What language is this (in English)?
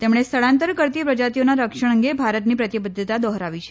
Gujarati